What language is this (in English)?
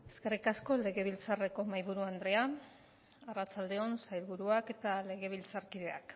Basque